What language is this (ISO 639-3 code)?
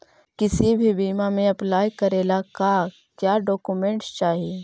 mag